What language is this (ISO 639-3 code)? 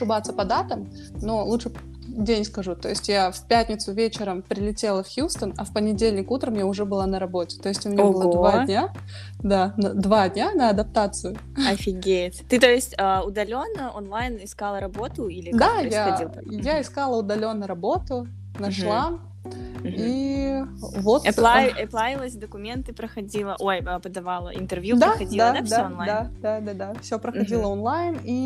rus